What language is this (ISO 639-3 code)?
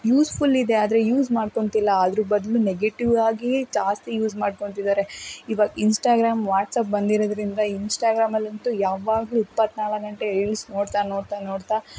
kan